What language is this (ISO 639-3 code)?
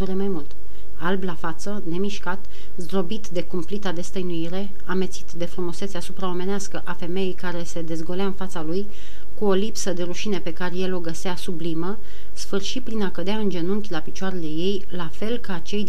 ron